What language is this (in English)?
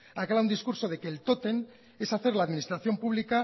Spanish